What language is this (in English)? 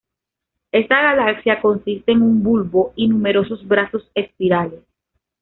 Spanish